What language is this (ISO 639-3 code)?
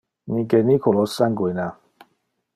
ina